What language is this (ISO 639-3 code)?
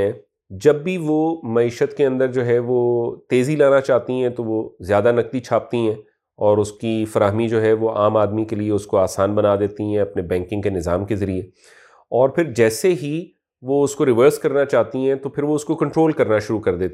urd